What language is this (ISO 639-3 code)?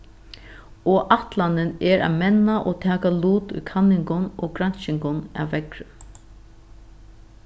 fao